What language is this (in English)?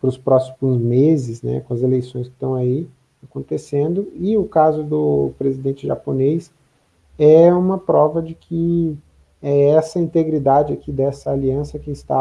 Portuguese